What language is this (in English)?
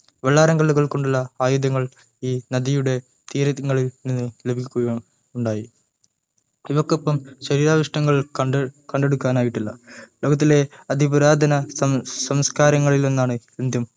Malayalam